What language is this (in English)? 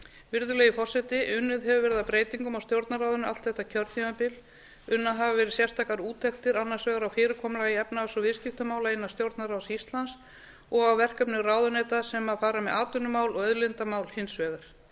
Icelandic